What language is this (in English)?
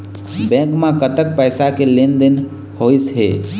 Chhattisgarhi